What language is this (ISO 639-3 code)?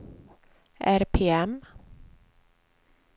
swe